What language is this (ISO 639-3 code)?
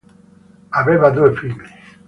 ita